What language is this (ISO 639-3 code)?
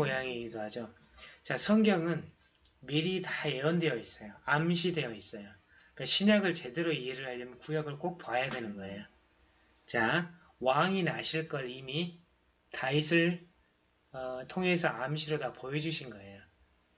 kor